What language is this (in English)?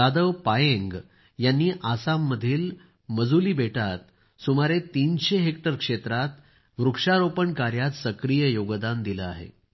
Marathi